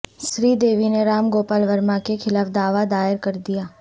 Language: Urdu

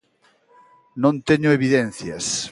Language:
Galician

